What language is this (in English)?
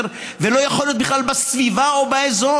Hebrew